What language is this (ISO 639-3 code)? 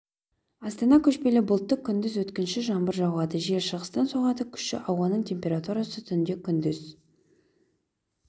kaz